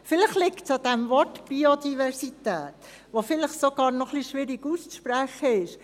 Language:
Swiss German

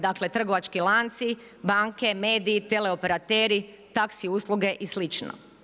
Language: Croatian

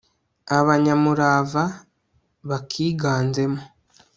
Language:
Kinyarwanda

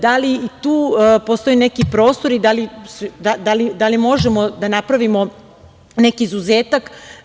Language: Serbian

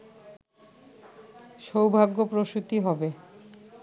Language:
Bangla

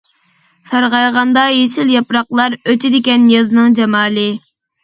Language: Uyghur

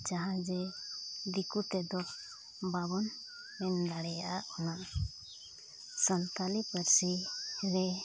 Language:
Santali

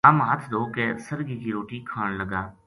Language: Gujari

